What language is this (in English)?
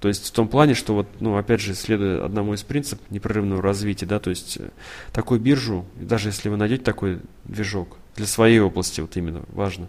Russian